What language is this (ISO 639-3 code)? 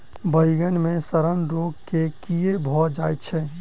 mai